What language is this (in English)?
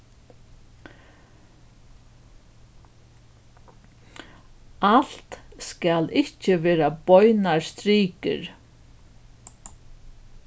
Faroese